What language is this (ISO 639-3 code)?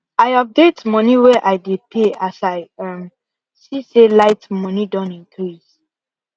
pcm